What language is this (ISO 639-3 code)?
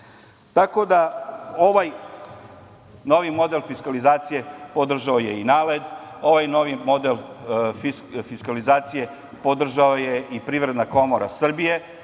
srp